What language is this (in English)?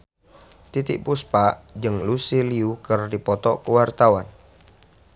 Sundanese